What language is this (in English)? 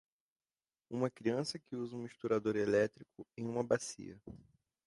Portuguese